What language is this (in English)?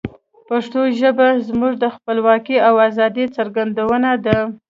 Pashto